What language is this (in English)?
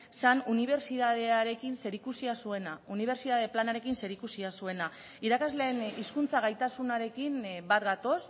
Basque